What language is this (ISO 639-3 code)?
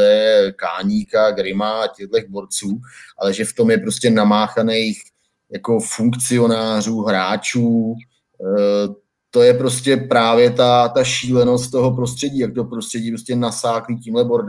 ces